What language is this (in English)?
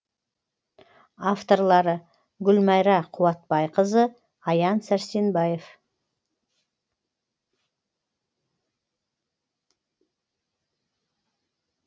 Kazakh